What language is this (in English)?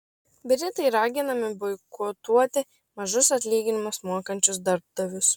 Lithuanian